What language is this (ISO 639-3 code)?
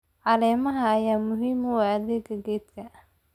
som